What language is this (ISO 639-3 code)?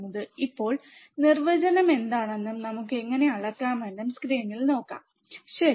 mal